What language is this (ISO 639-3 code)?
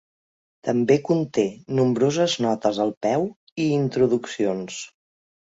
cat